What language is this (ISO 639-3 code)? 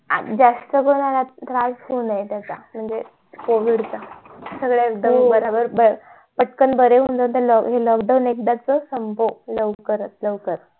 mar